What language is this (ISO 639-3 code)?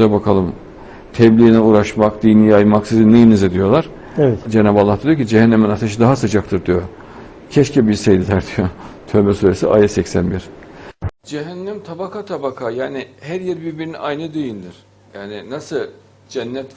tur